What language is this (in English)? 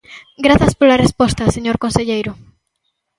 Galician